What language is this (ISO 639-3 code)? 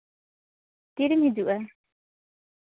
sat